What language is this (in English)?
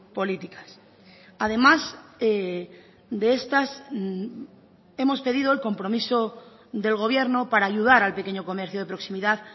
Spanish